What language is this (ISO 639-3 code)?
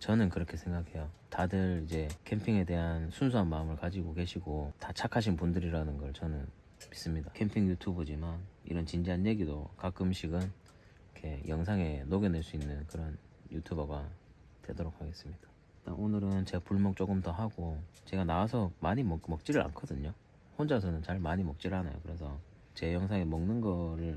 kor